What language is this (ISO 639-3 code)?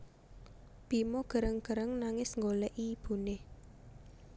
jav